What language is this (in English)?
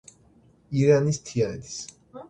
Georgian